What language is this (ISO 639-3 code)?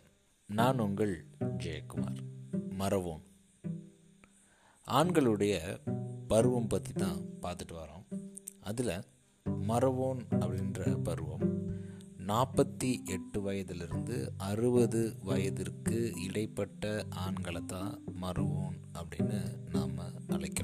tam